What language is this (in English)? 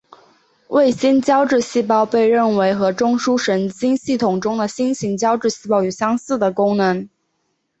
Chinese